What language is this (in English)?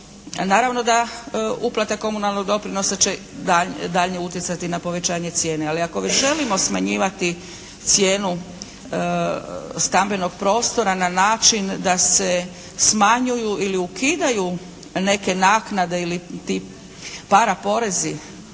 Croatian